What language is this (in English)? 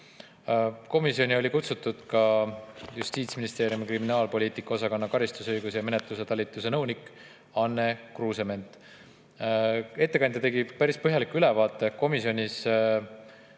Estonian